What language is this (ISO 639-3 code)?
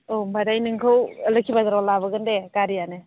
brx